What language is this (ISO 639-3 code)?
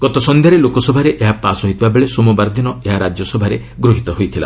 ori